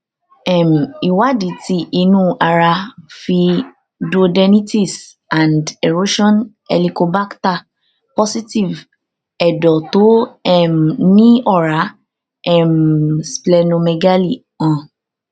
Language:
Yoruba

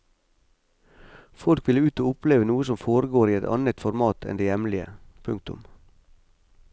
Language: Norwegian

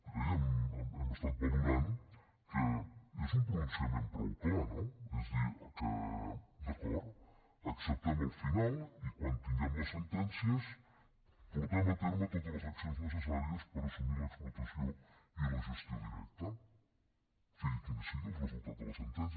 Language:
Catalan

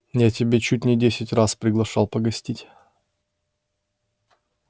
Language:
Russian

